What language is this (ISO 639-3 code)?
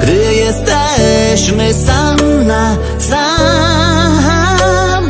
pol